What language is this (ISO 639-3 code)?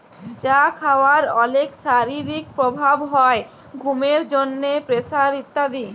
ben